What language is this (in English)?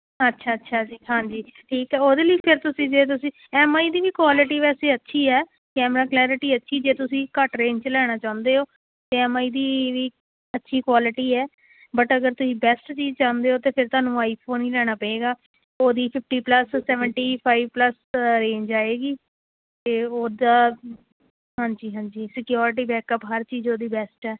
Punjabi